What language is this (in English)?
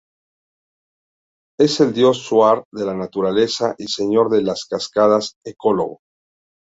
Spanish